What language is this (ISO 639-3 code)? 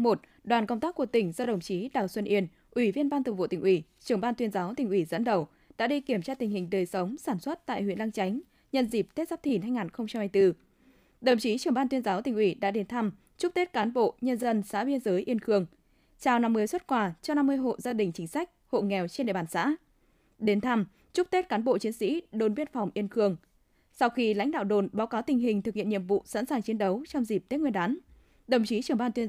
vie